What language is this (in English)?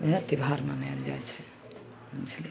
Maithili